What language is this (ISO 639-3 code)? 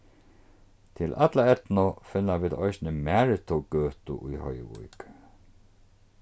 fao